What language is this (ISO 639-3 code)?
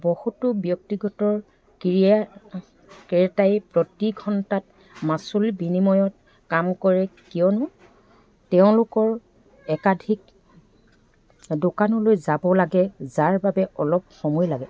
asm